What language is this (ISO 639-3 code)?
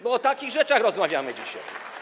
pol